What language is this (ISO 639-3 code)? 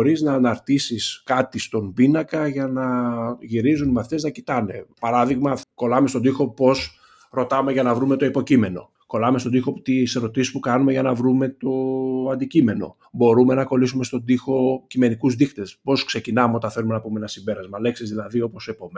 ell